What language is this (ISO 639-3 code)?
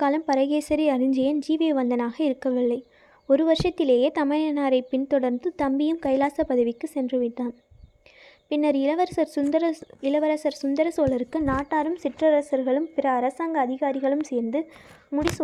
tam